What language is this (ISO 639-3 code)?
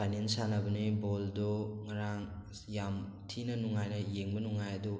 mni